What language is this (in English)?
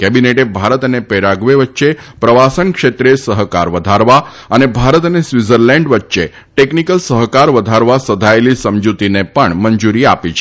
Gujarati